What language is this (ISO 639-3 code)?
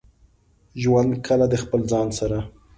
pus